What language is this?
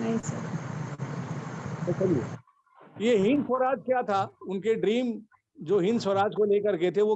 Hindi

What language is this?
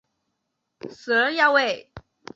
Chinese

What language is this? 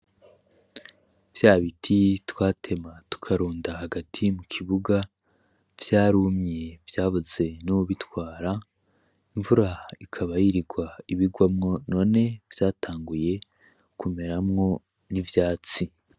Rundi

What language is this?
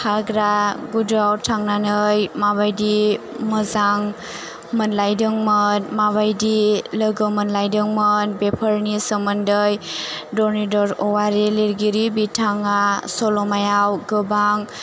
Bodo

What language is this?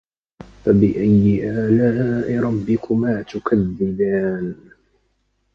Arabic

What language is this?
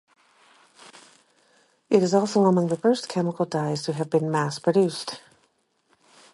English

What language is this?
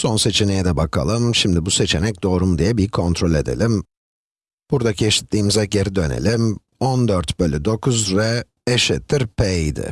Turkish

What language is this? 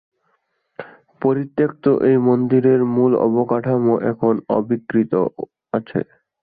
Bangla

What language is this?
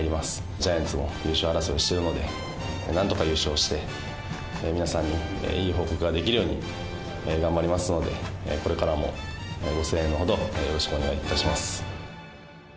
Japanese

